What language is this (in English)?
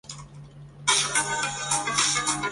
Chinese